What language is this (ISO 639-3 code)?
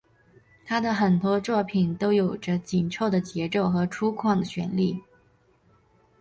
zho